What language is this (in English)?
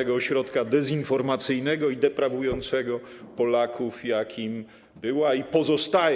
Polish